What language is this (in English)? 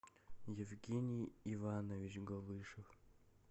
Russian